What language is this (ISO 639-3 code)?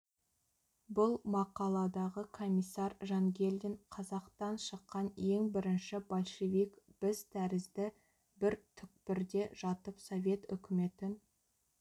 kaz